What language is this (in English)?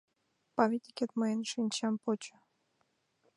Mari